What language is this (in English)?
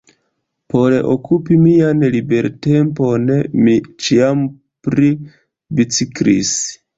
Esperanto